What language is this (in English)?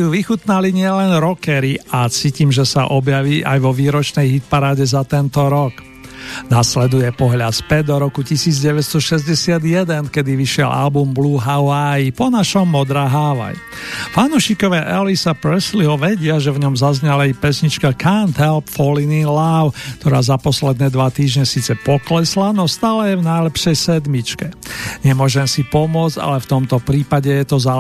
Slovak